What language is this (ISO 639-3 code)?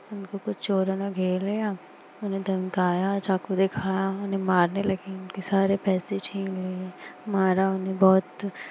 hin